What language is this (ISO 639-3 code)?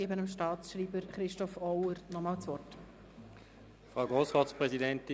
gsw